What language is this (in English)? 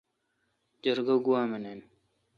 Kalkoti